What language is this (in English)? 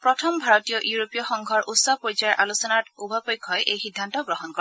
Assamese